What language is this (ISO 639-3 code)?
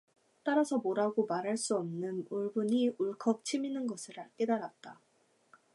kor